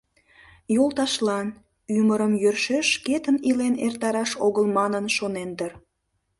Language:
Mari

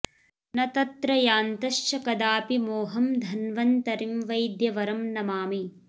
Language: Sanskrit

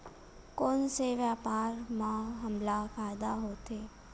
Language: Chhattisgarhi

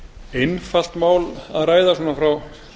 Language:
Icelandic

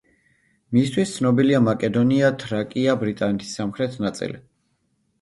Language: Georgian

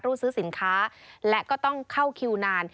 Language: Thai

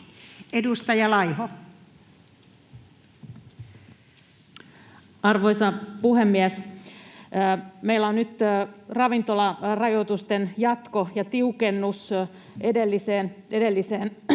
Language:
Finnish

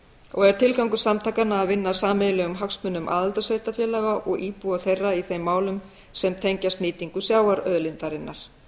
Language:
Icelandic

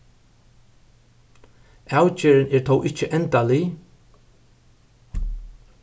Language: Faroese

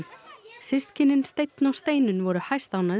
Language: Icelandic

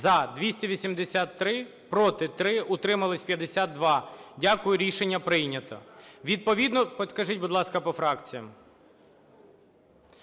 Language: Ukrainian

